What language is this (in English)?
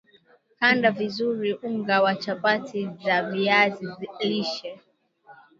Swahili